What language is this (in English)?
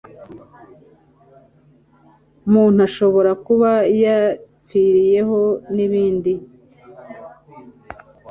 Kinyarwanda